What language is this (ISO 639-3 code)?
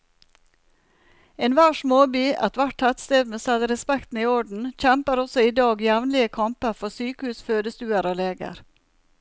nor